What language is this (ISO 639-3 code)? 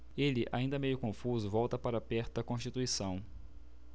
por